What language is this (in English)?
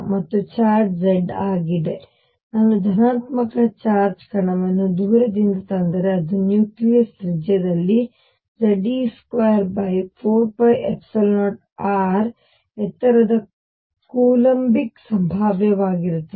Kannada